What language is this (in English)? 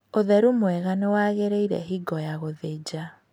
Kikuyu